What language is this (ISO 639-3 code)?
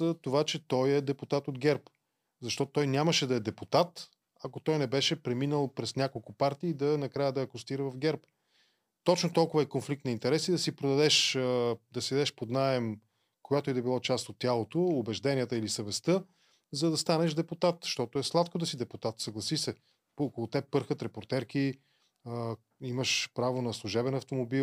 bul